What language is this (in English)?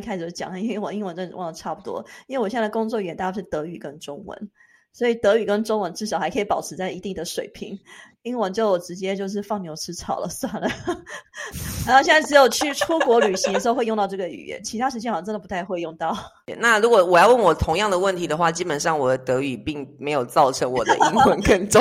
Chinese